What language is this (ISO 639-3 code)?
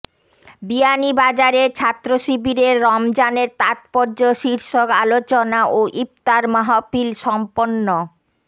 ben